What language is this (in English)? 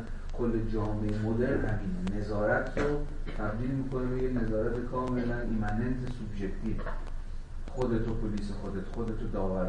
Persian